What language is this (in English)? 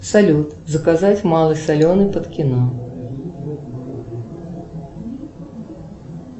Russian